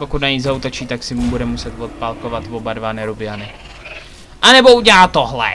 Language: Czech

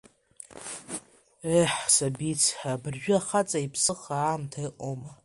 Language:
Abkhazian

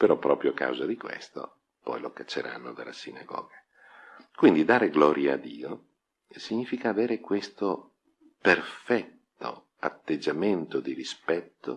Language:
Italian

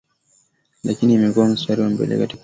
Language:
Swahili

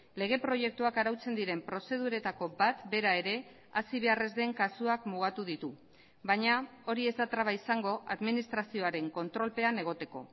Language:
Basque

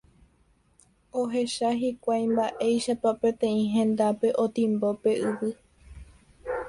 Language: Guarani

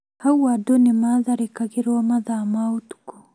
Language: Kikuyu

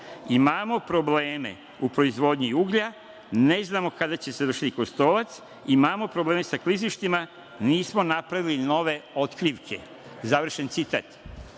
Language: Serbian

